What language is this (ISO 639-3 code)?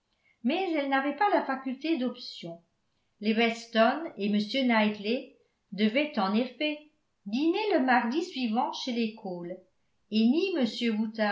fra